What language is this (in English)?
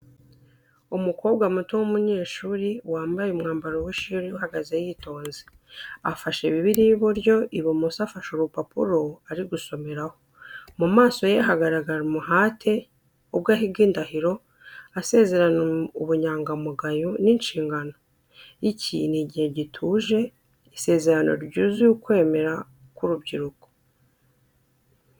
Kinyarwanda